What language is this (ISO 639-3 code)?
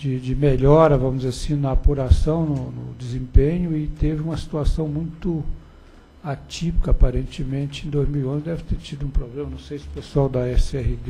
por